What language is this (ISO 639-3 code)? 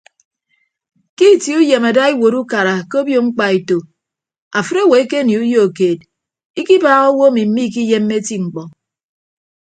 ibb